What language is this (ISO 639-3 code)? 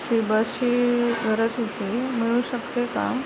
mar